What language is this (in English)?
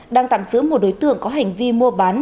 Vietnamese